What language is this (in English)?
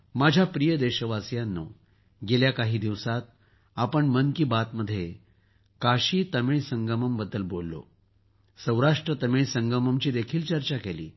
Marathi